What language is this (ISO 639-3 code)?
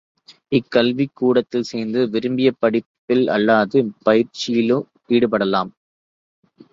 tam